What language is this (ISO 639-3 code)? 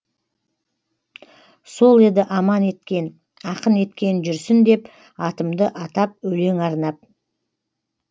kaz